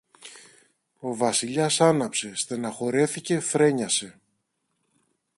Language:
Greek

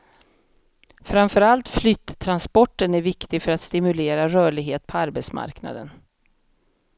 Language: Swedish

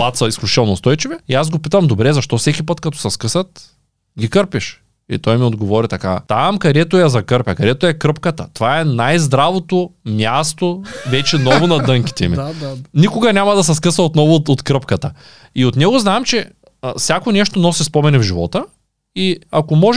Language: Bulgarian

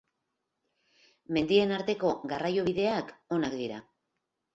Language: Basque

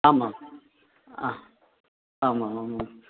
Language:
Sanskrit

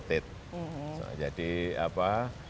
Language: Indonesian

